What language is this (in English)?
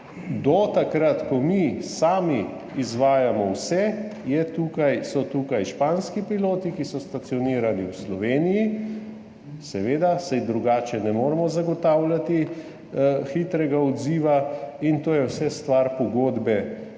Slovenian